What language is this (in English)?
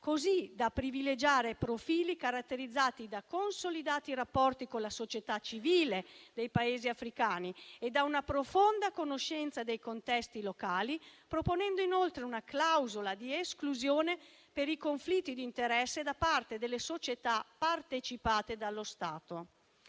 Italian